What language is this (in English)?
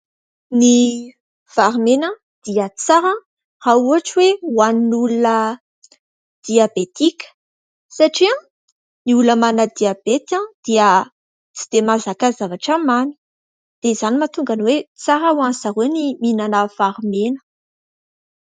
Malagasy